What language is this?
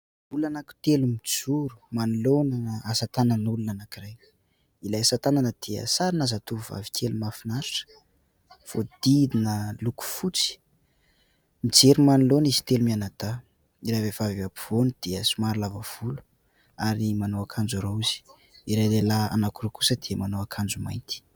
Malagasy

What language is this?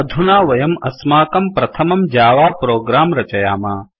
Sanskrit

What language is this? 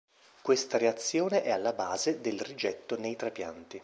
Italian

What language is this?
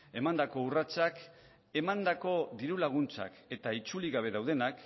Basque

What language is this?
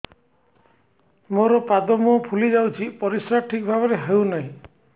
Odia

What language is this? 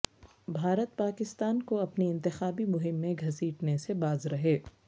Urdu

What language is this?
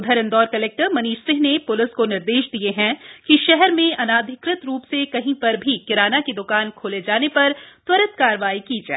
Hindi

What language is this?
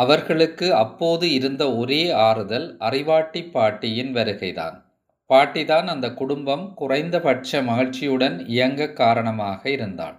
Tamil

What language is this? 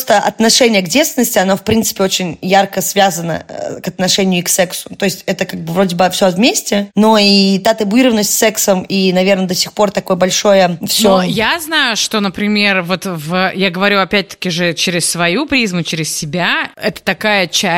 Russian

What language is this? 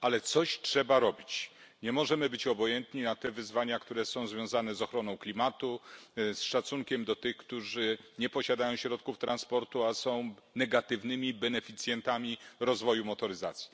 Polish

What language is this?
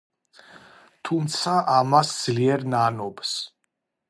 Georgian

